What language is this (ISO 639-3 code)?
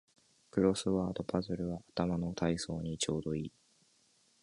jpn